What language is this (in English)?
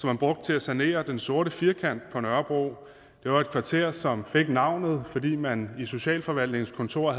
Danish